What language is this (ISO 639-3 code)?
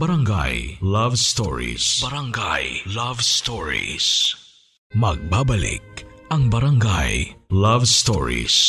fil